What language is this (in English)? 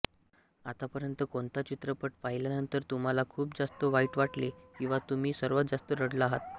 Marathi